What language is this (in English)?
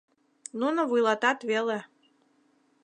Mari